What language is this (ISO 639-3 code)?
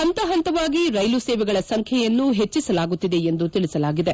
kan